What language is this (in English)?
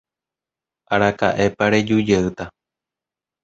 Guarani